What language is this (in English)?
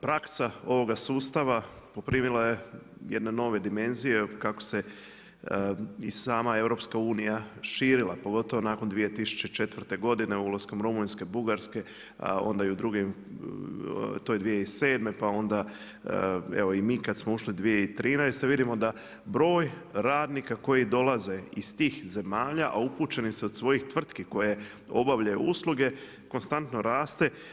Croatian